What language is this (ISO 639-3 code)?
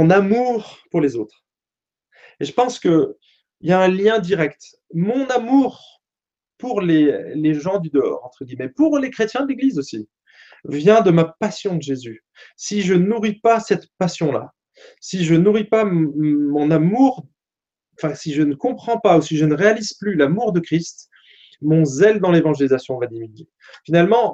fra